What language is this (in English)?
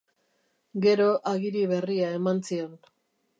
Basque